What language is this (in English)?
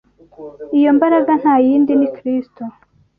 Kinyarwanda